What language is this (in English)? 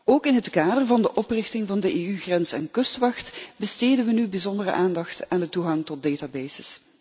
Dutch